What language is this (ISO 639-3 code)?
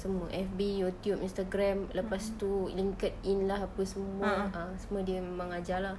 eng